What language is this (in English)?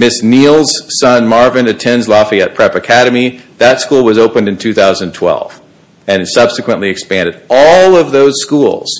English